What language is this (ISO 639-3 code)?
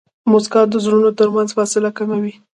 pus